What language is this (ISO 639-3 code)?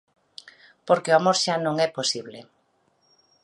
glg